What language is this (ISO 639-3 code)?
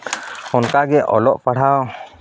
sat